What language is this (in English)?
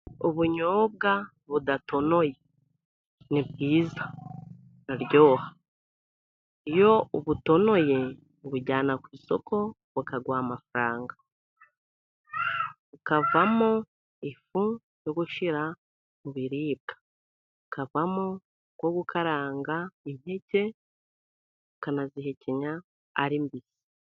Kinyarwanda